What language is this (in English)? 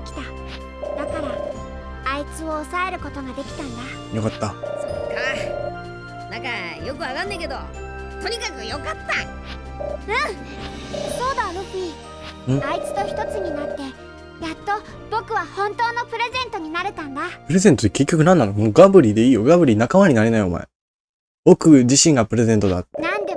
Japanese